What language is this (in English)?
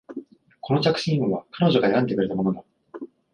Japanese